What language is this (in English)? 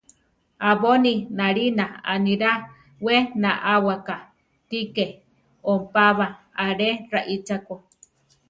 Central Tarahumara